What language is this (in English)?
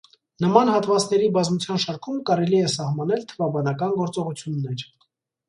Armenian